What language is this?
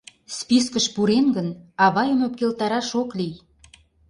Mari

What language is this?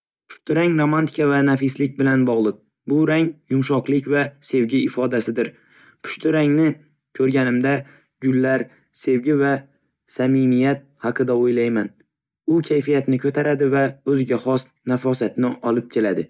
Uzbek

